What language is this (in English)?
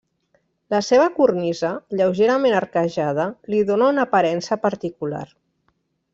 Catalan